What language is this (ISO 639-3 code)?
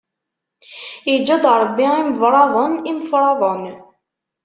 kab